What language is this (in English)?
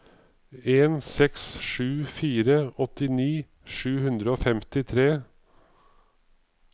Norwegian